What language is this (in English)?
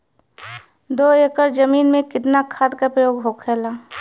Bhojpuri